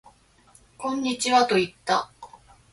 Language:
Japanese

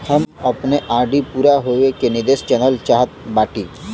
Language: Bhojpuri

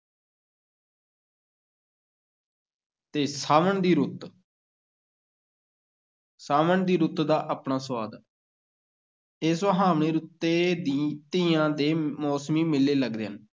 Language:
Punjabi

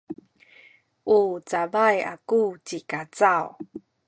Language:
Sakizaya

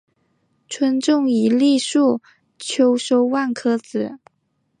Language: Chinese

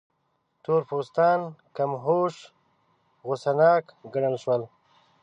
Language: Pashto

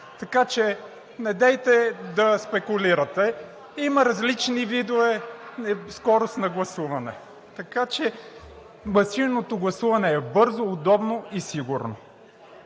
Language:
Bulgarian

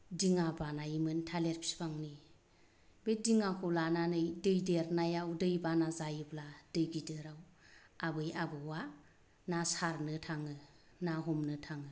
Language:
Bodo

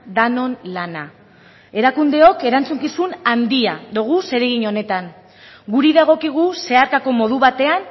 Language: Basque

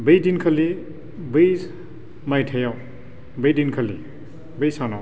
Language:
Bodo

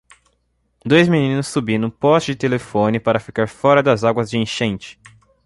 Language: Portuguese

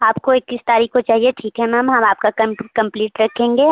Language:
Hindi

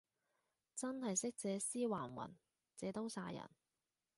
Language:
Cantonese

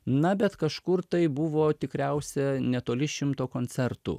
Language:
Lithuanian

